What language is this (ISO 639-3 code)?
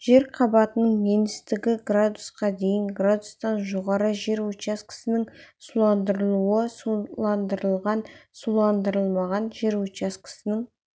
kaz